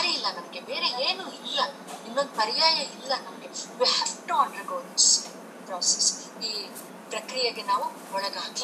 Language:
Kannada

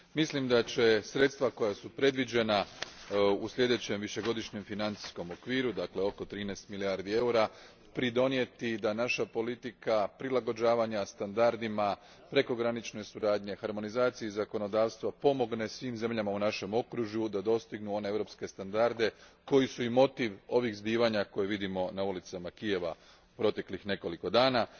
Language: Croatian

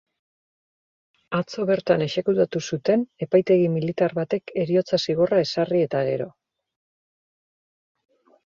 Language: Basque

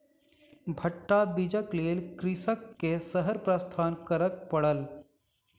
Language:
Maithili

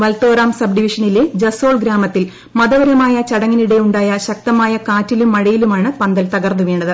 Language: Malayalam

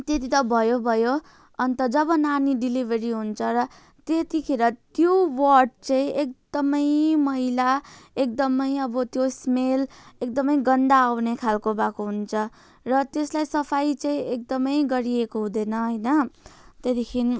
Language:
Nepali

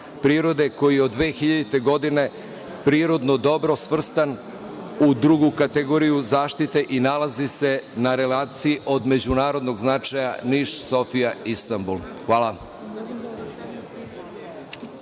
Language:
Serbian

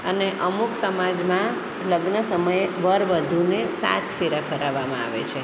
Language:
Gujarati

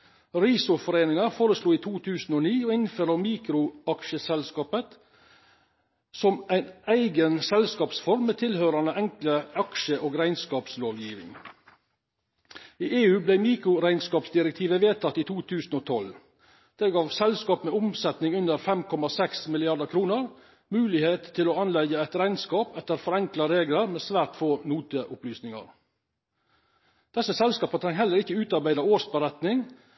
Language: Norwegian Nynorsk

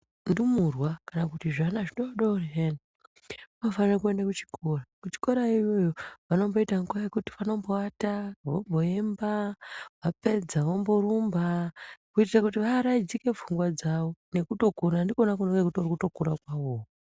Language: Ndau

